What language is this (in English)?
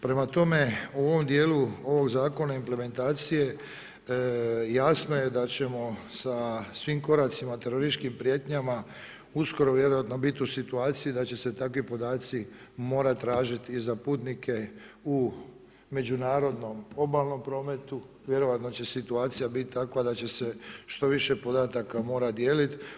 Croatian